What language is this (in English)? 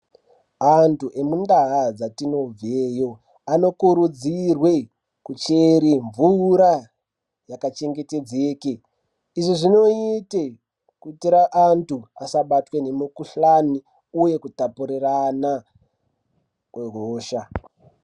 Ndau